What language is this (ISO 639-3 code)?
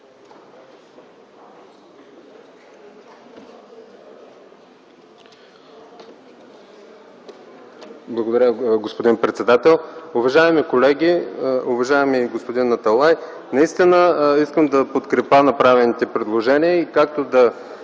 bul